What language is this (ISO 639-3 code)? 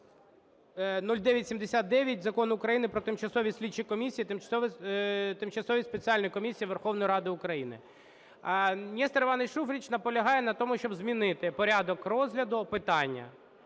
ukr